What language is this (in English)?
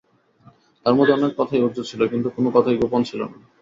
Bangla